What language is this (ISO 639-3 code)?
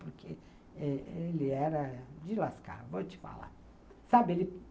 por